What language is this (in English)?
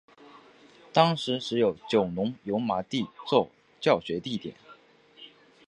Chinese